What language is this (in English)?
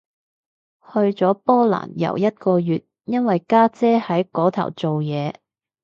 Cantonese